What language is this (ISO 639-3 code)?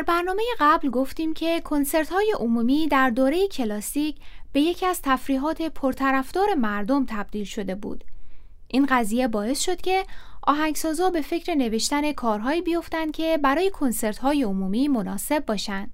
fas